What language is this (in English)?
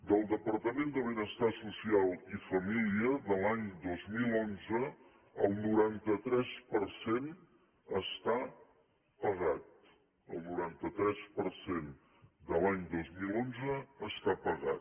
Catalan